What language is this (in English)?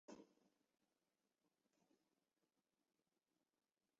Chinese